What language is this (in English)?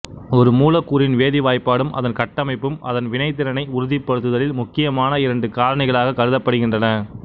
Tamil